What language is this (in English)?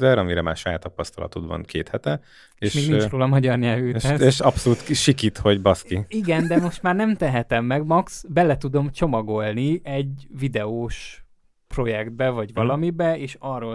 Hungarian